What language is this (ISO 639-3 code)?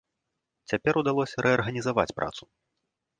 bel